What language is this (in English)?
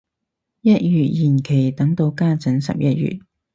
Cantonese